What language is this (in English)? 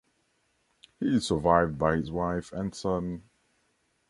English